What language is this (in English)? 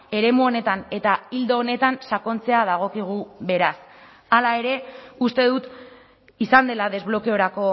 Basque